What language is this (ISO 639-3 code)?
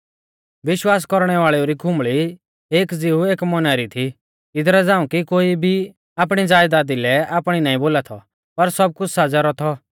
bfz